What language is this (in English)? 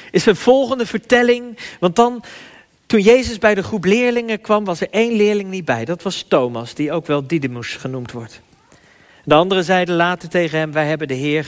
Dutch